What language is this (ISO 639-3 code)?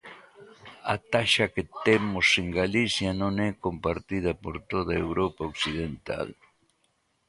glg